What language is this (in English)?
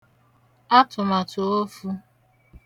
Igbo